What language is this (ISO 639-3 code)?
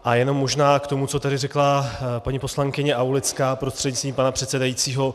ces